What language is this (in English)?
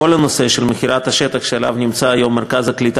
Hebrew